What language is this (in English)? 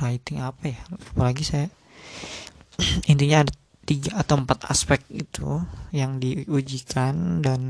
Indonesian